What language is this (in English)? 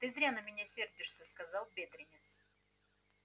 Russian